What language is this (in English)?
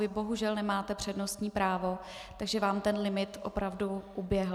Czech